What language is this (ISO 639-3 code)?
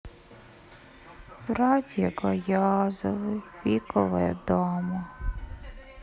rus